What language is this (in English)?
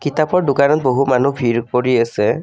Assamese